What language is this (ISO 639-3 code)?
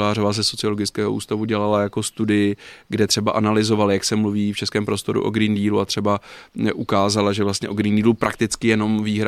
ces